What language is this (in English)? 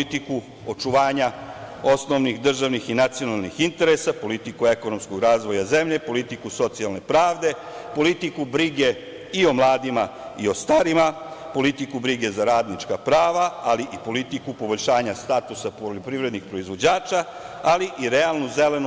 Serbian